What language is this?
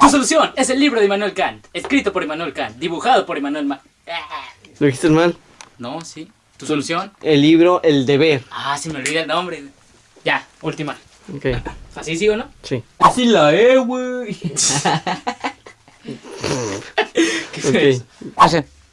Spanish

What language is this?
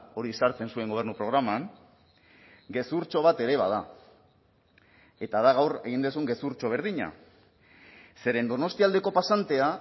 Basque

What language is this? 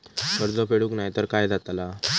Marathi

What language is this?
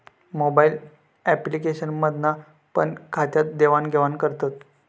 Marathi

